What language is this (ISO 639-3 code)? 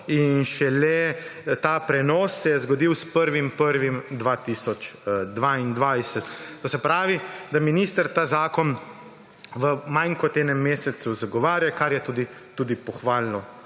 slv